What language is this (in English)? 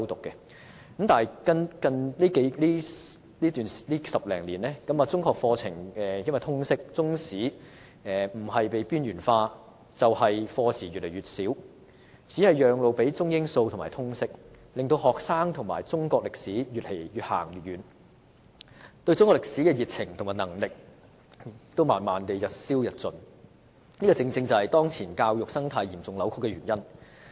Cantonese